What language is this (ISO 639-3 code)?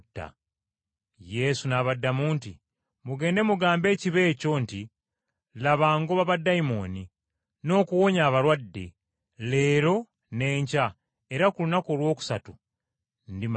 lug